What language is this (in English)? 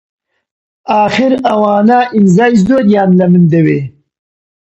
Central Kurdish